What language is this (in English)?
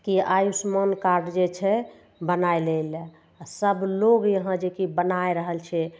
Maithili